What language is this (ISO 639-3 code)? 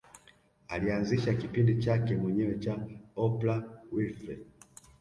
swa